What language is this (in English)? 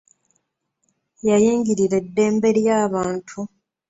Ganda